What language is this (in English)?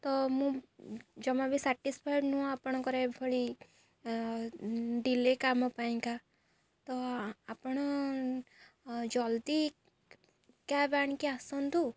Odia